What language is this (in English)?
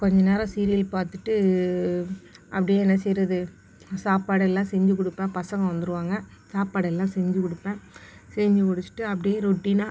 Tamil